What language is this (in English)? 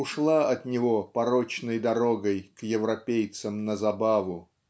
Russian